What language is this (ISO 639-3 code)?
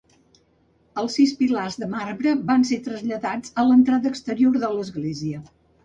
cat